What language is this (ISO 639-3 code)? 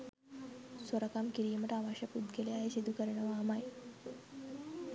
sin